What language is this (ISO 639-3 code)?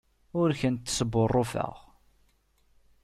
kab